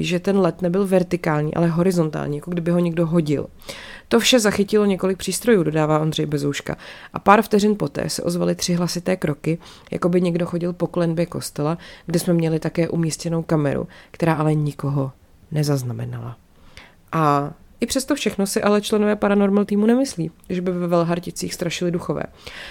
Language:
Czech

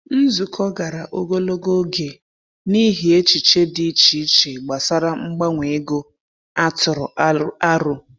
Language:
Igbo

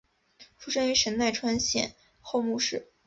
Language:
Chinese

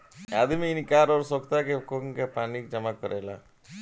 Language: Bhojpuri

